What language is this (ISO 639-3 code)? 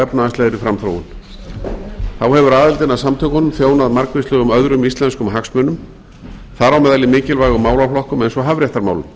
isl